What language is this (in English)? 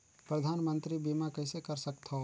Chhattisgarhi